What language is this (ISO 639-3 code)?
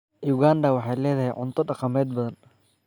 som